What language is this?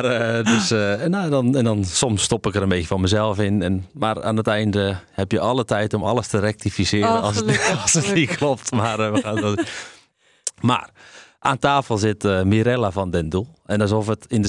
Dutch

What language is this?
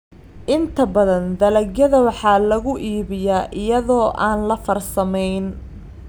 Somali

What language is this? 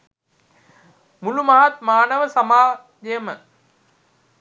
Sinhala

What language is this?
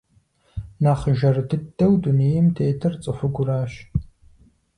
Kabardian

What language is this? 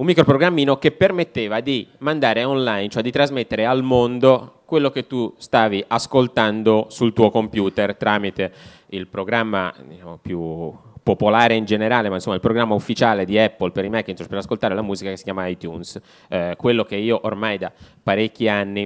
Italian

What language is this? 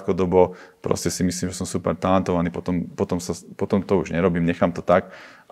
Slovak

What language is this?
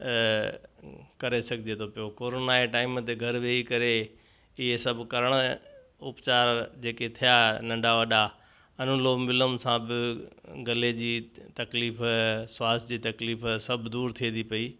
Sindhi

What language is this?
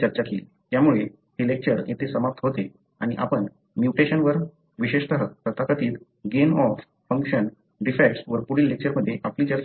Marathi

